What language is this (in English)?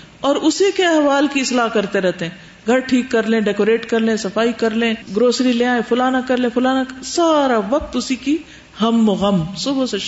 Urdu